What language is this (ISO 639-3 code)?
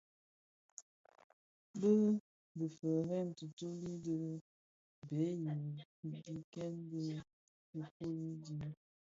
ksf